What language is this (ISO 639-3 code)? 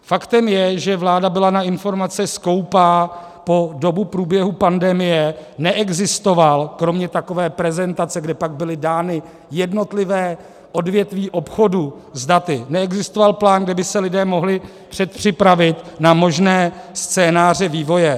ces